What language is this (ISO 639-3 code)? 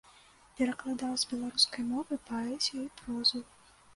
bel